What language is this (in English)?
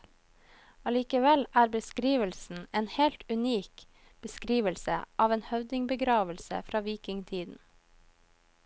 Norwegian